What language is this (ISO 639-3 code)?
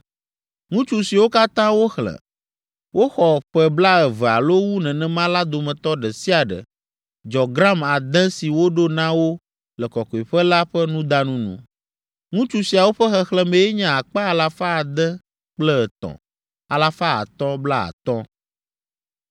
ewe